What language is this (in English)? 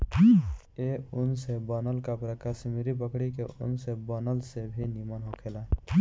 Bhojpuri